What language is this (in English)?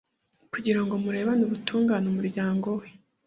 Kinyarwanda